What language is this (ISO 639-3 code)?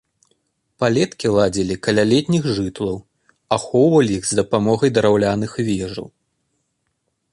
bel